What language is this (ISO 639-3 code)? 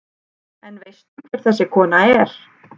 isl